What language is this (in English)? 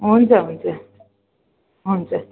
Nepali